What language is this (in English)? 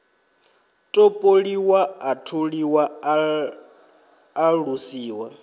Venda